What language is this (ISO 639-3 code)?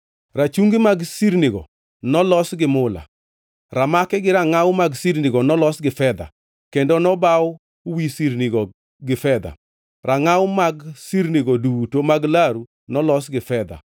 luo